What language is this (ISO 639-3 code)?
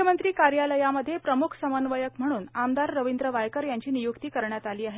mar